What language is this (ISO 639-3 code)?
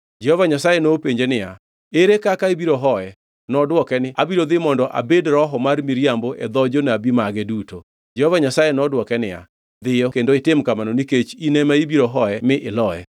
luo